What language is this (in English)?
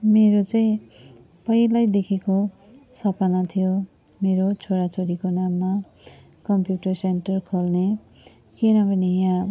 Nepali